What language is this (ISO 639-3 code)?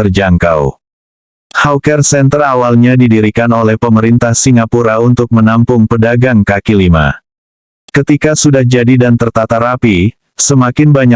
ind